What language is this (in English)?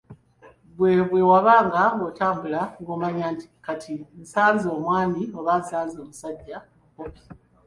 Ganda